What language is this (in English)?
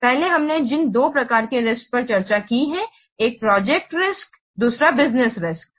Hindi